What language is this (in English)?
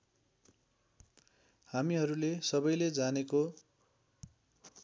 Nepali